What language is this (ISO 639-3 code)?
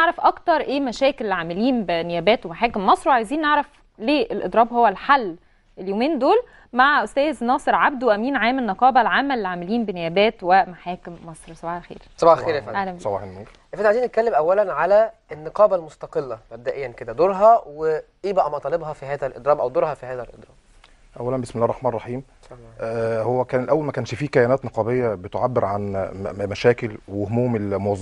ara